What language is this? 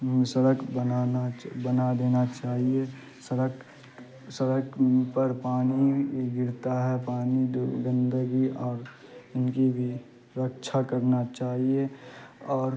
Urdu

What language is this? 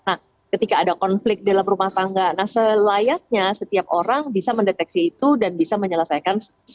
Indonesian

